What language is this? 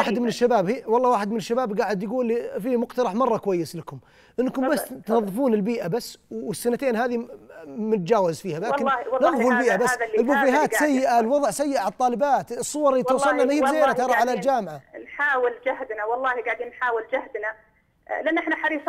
Arabic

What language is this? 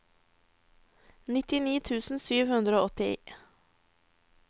Norwegian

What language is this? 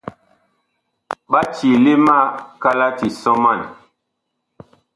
Bakoko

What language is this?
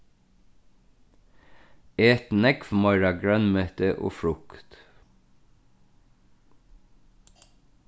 Faroese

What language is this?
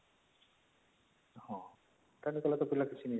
Odia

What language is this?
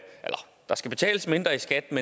Danish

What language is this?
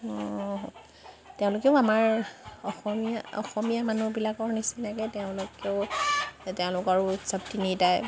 Assamese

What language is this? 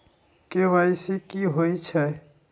Magahi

